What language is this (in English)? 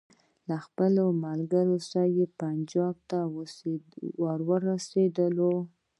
Pashto